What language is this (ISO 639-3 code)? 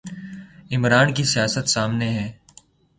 urd